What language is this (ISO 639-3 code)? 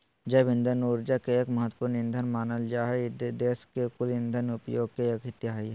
mag